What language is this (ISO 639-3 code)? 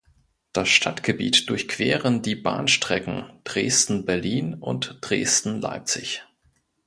deu